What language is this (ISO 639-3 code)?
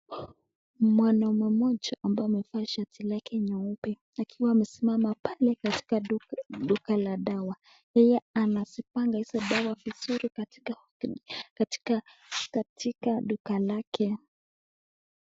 swa